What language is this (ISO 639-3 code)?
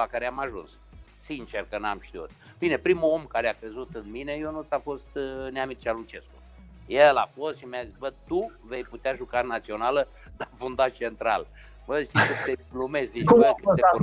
ron